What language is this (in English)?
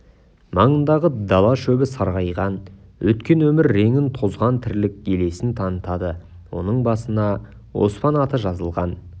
Kazakh